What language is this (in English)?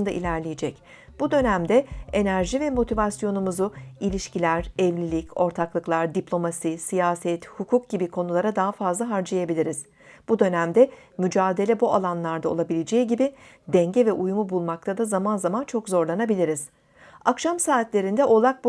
Turkish